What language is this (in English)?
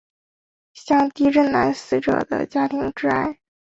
Chinese